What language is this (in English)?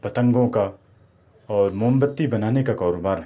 Urdu